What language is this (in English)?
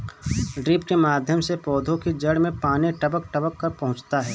Hindi